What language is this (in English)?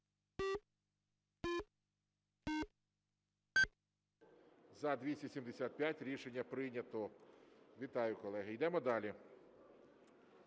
Ukrainian